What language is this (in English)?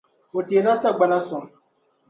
Dagbani